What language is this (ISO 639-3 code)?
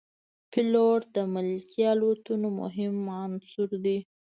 pus